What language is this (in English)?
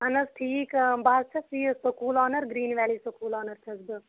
Kashmiri